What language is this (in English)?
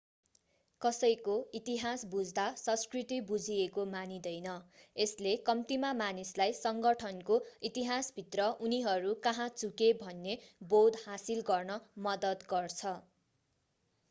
Nepali